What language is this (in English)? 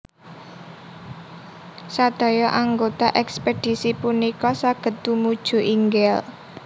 Javanese